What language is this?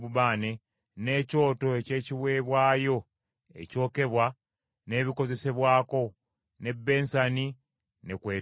Ganda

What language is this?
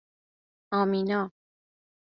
Persian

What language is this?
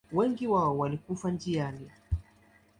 Swahili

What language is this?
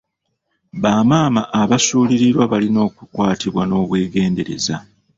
Ganda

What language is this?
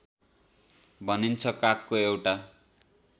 Nepali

